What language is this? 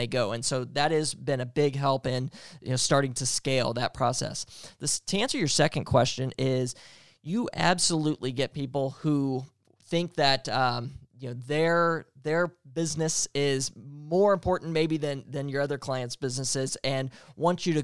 English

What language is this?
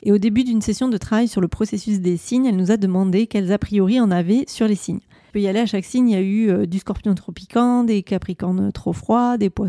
French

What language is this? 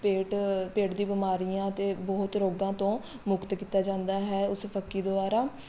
Punjabi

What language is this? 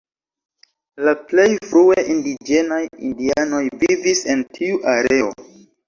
Esperanto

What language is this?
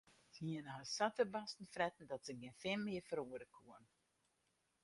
Western Frisian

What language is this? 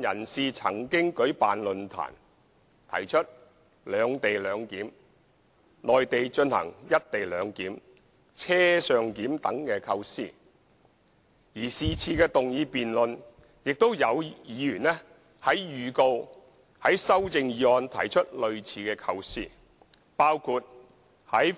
Cantonese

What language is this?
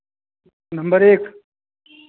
Hindi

